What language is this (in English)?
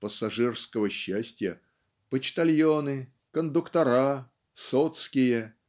Russian